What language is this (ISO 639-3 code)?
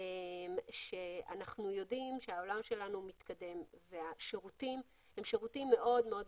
heb